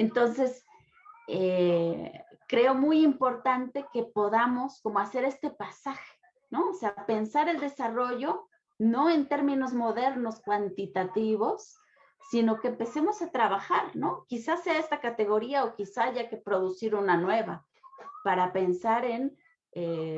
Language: Spanish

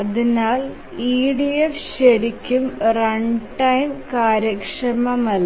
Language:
Malayalam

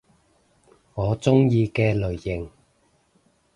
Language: Cantonese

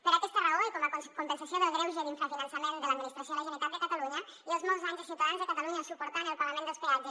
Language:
Catalan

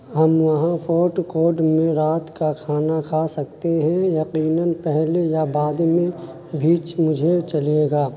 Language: Urdu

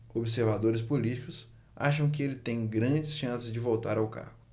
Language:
Portuguese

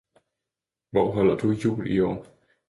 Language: Danish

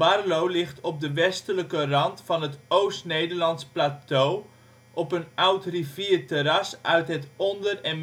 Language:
Dutch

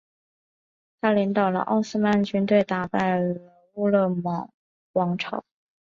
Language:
Chinese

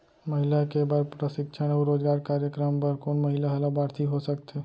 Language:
Chhattisgarhi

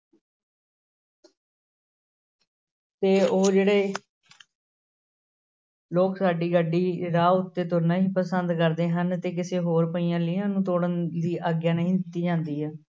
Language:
Punjabi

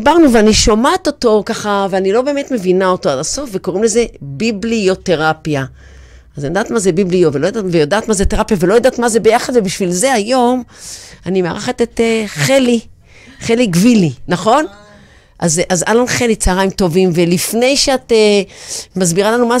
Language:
Hebrew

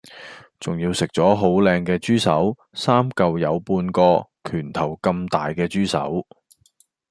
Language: Cantonese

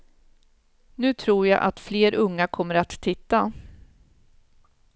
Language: Swedish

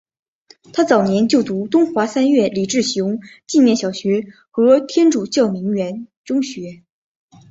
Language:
Chinese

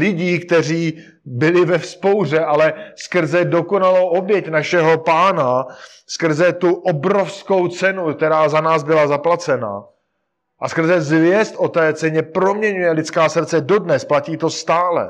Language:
Czech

